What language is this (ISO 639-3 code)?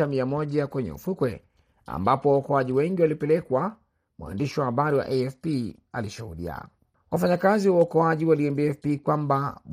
swa